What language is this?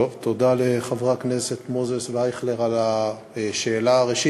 Hebrew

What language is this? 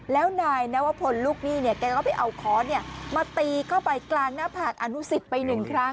Thai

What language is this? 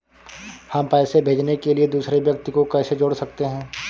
Hindi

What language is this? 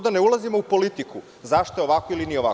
Serbian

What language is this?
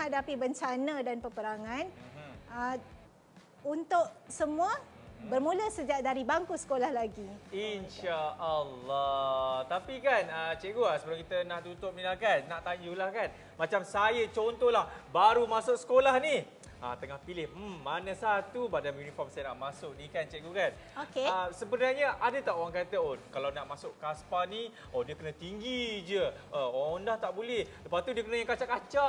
Malay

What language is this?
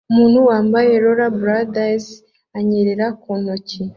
Kinyarwanda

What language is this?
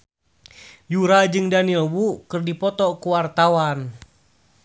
Sundanese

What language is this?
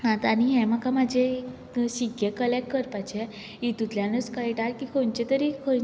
Konkani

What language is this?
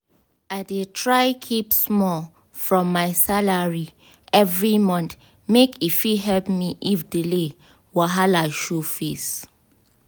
Nigerian Pidgin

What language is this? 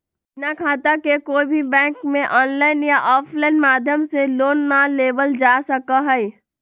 Magahi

